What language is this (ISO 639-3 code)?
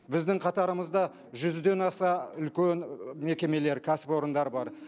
kaz